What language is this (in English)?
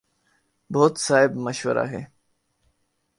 Urdu